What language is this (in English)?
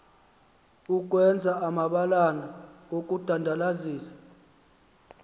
Xhosa